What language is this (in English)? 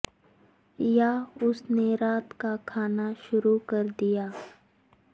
Urdu